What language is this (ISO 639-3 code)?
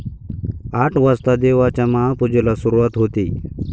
mar